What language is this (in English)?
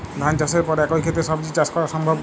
Bangla